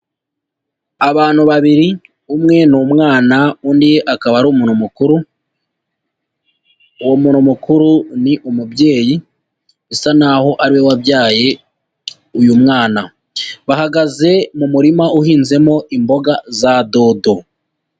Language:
Kinyarwanda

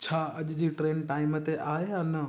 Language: Sindhi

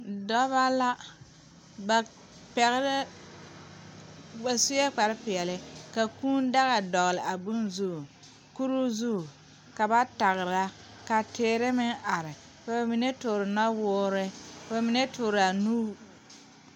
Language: Southern Dagaare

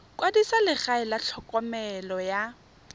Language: Tswana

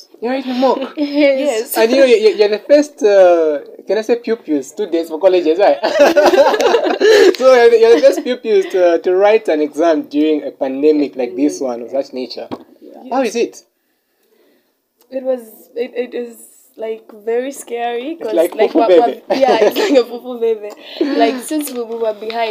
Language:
English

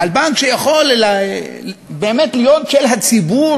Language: Hebrew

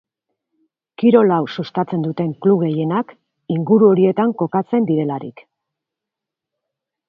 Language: Basque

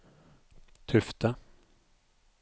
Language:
Norwegian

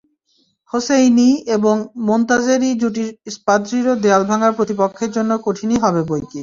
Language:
Bangla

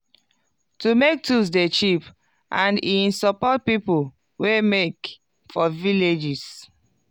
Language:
Nigerian Pidgin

